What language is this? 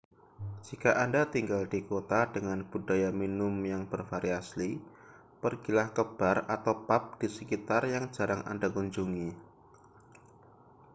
Indonesian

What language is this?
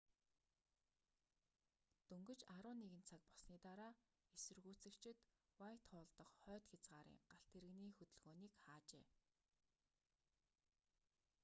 Mongolian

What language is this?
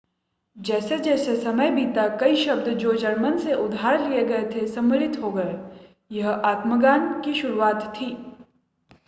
Hindi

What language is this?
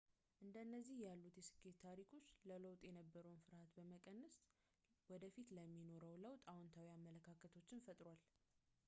Amharic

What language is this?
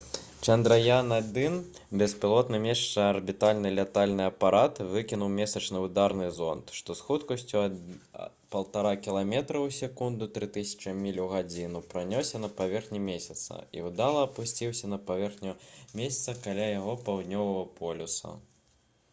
Belarusian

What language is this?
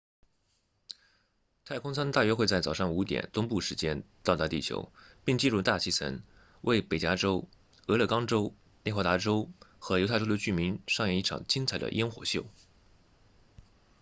Chinese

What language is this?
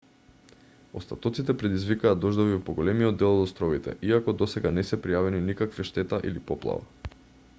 Macedonian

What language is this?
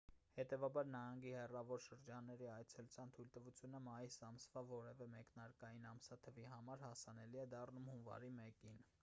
Armenian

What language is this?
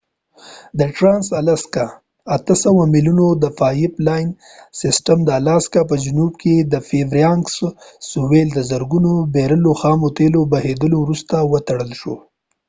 Pashto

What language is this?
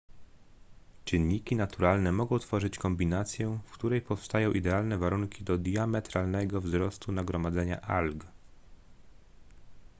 Polish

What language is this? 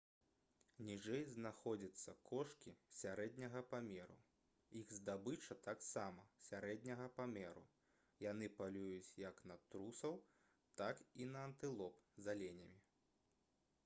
Belarusian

